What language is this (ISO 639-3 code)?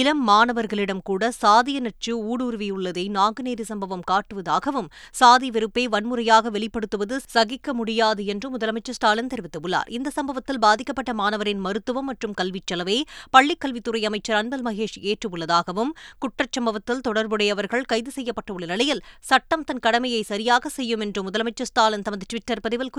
tam